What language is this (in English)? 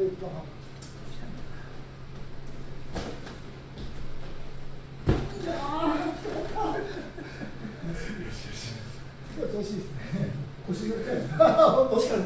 Japanese